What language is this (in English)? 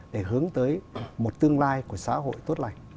Vietnamese